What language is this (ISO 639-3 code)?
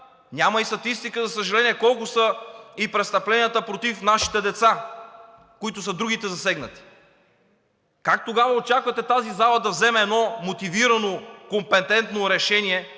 bul